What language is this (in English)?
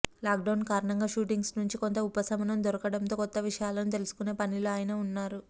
Telugu